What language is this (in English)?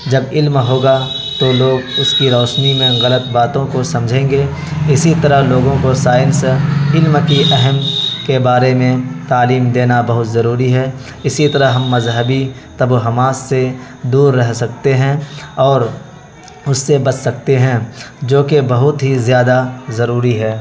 Urdu